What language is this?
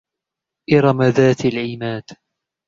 Arabic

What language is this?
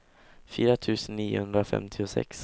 Swedish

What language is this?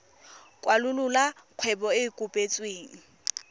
Tswana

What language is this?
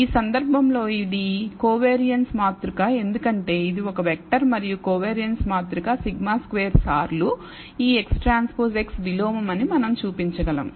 Telugu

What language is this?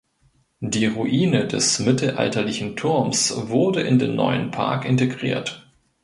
German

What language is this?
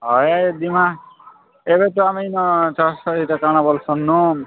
Odia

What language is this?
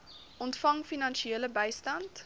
Afrikaans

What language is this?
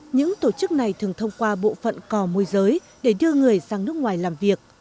Vietnamese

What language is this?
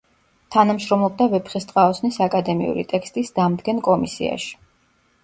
Georgian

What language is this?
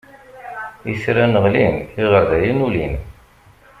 Kabyle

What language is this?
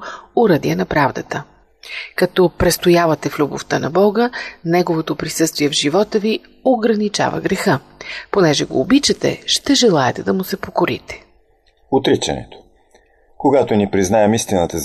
Bulgarian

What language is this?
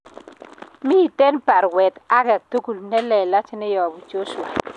Kalenjin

